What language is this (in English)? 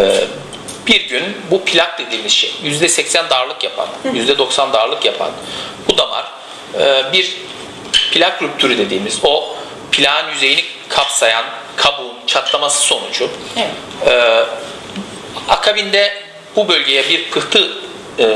Turkish